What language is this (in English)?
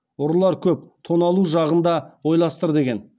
Kazakh